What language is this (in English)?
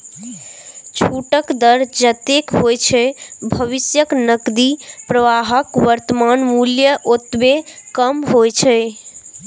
Maithili